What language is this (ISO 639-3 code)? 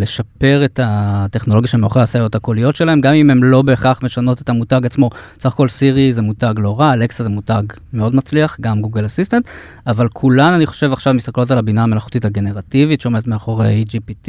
heb